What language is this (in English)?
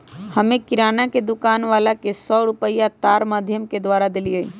Magahi